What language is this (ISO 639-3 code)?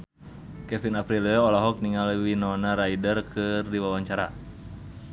sun